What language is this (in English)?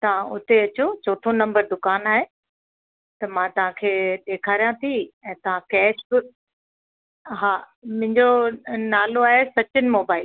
Sindhi